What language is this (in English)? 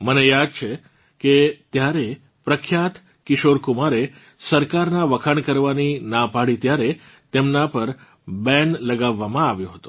Gujarati